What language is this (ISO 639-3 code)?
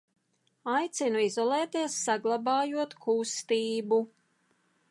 lav